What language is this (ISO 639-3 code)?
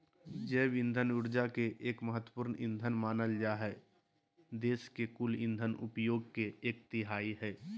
mag